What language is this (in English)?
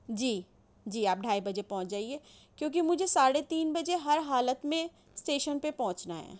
Urdu